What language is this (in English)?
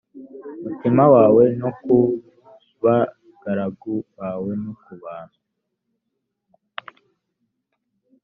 Kinyarwanda